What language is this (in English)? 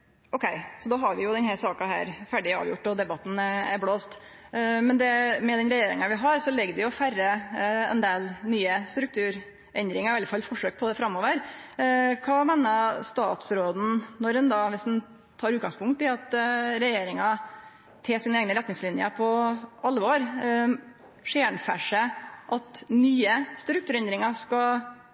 Norwegian